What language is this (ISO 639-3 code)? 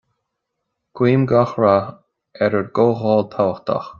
gle